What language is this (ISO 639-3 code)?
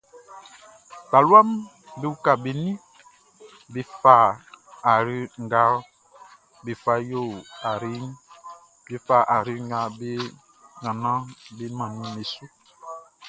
bci